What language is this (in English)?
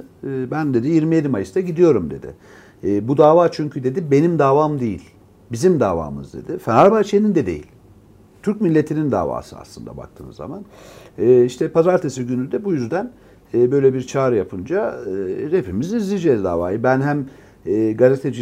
Turkish